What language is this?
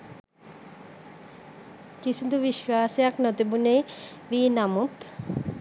Sinhala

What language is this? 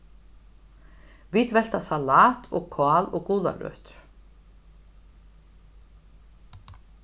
Faroese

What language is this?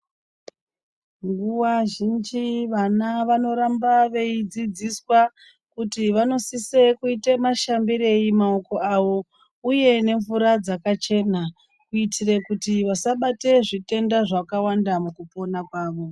Ndau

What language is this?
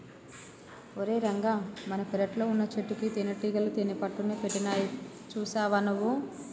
Telugu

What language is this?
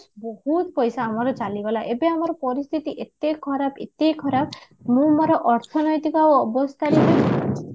Odia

